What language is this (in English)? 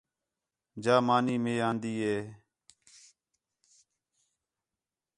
Khetrani